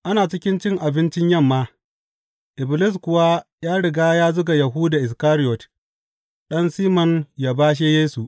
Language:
Hausa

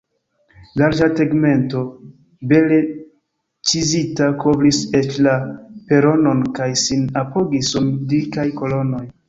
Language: Esperanto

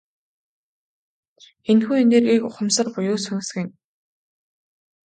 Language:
Mongolian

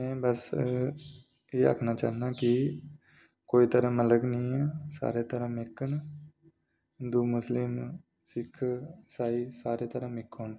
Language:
Dogri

